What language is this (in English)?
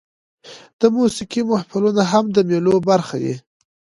Pashto